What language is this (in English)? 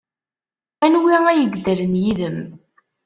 Kabyle